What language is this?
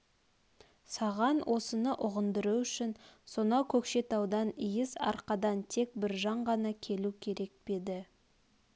Kazakh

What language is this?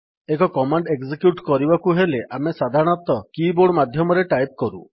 Odia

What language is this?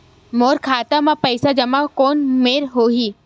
Chhattisgarhi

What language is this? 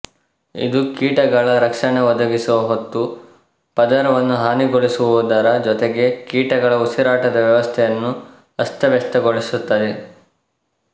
Kannada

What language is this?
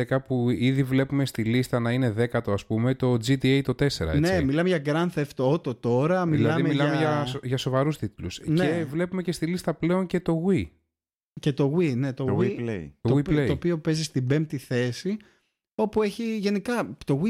Greek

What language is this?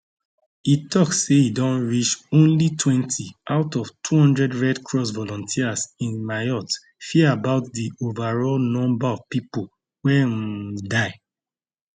Nigerian Pidgin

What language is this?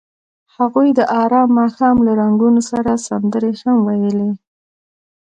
Pashto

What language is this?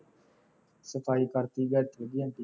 Punjabi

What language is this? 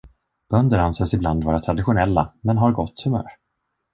Swedish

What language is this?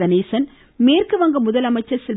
Tamil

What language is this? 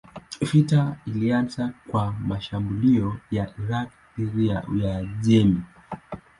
Swahili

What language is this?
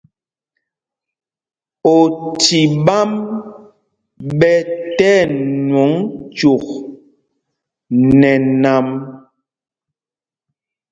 Mpumpong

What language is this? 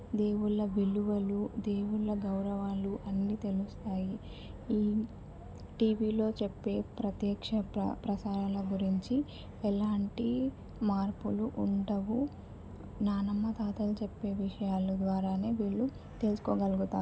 Telugu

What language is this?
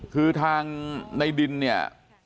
Thai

